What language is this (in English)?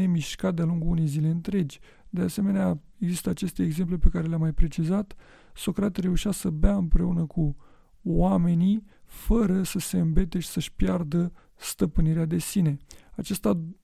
Romanian